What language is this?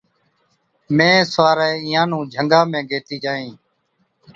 Od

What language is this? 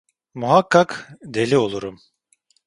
Turkish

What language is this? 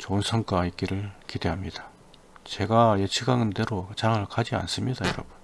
Korean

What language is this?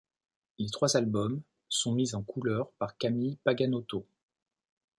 French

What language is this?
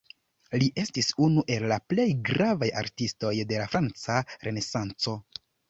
Esperanto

